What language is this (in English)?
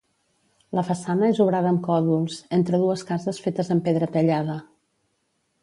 Catalan